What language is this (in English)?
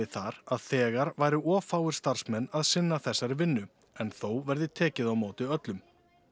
Icelandic